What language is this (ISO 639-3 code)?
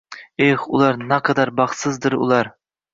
uzb